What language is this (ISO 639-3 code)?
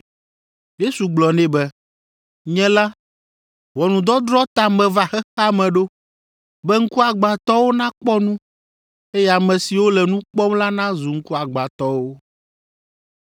ewe